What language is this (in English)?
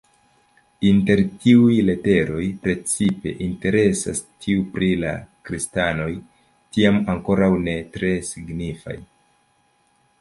Esperanto